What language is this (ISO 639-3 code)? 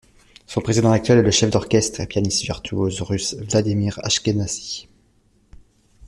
fra